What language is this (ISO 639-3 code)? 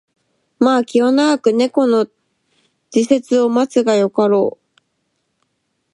jpn